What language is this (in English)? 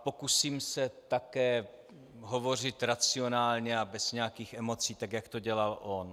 Czech